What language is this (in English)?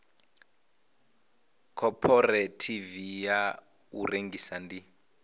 Venda